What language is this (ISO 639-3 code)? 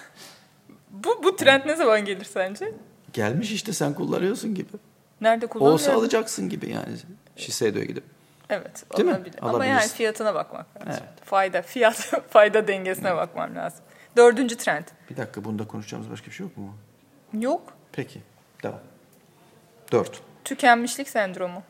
tur